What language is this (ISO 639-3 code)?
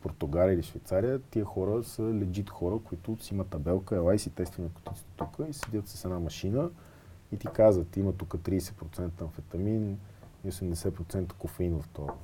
bul